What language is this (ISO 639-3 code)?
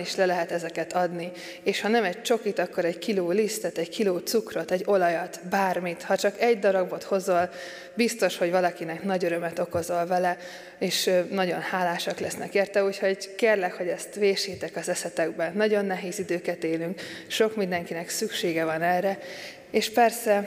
hun